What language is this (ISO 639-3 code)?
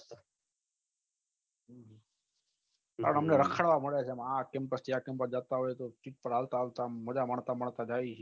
guj